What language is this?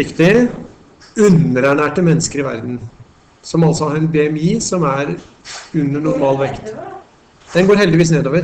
Norwegian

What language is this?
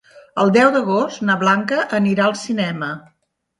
Catalan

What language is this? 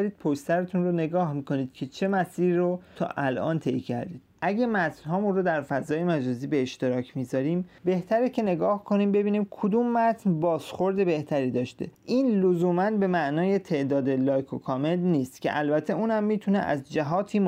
Persian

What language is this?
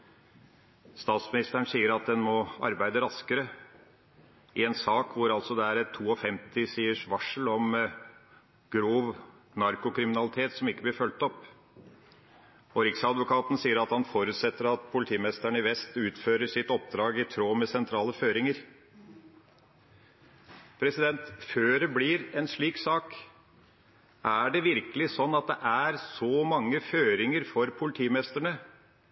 Norwegian Bokmål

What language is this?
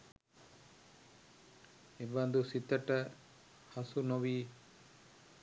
Sinhala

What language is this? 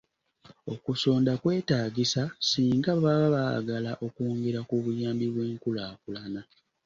Ganda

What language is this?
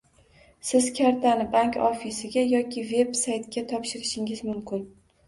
Uzbek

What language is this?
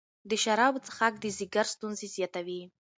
Pashto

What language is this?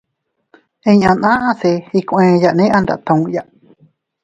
Teutila Cuicatec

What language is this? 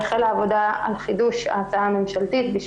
Hebrew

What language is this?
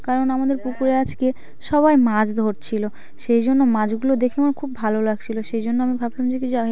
Bangla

